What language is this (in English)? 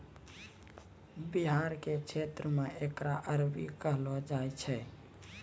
Maithili